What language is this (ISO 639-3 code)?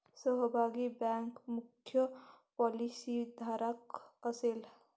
mar